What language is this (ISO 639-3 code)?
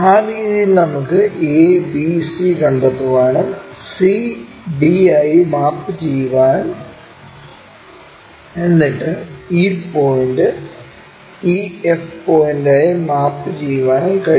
mal